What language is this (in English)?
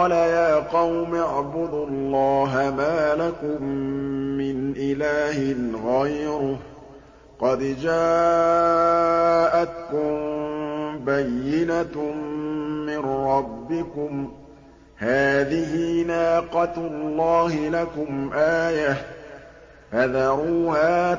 Arabic